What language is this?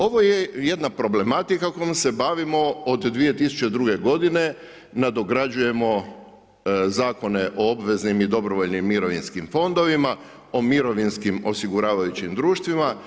Croatian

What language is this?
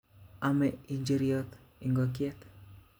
Kalenjin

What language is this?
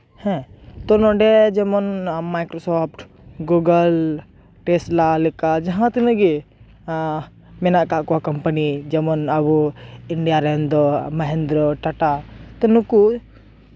Santali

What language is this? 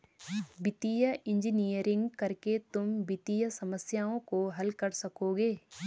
Hindi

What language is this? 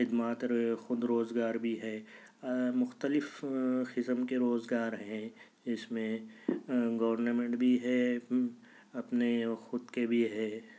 Urdu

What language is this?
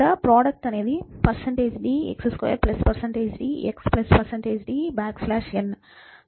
Telugu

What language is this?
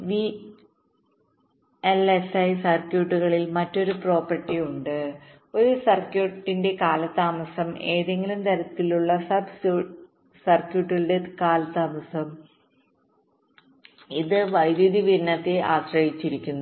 Malayalam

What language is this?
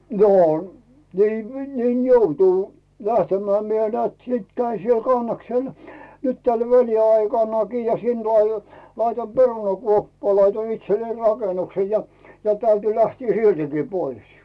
Finnish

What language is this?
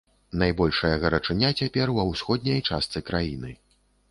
Belarusian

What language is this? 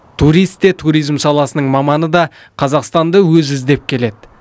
Kazakh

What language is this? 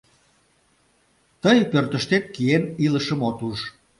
Mari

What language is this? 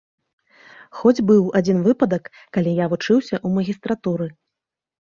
Belarusian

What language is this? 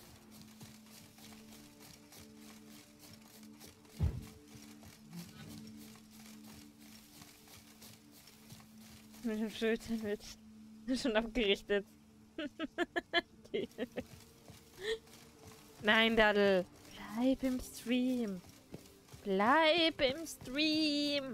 German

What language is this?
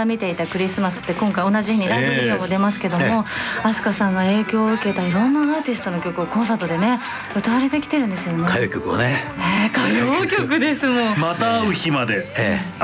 Japanese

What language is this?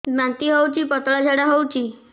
Odia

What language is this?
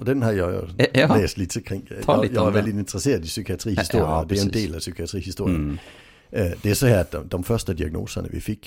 Swedish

